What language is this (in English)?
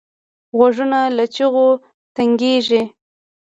Pashto